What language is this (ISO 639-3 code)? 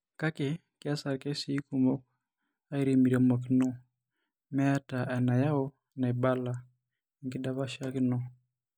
mas